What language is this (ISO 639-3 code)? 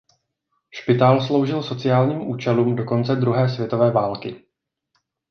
ces